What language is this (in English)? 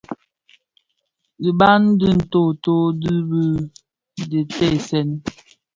Bafia